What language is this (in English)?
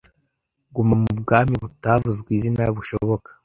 Kinyarwanda